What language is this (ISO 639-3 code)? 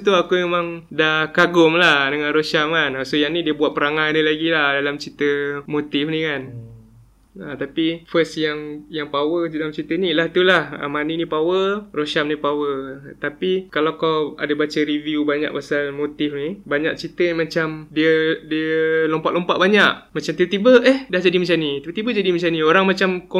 msa